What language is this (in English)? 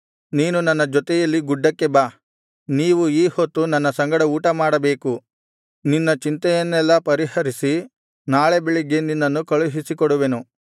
Kannada